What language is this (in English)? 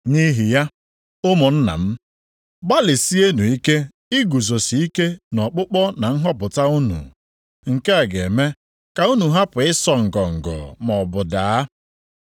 Igbo